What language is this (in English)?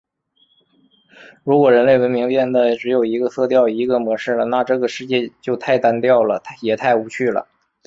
Chinese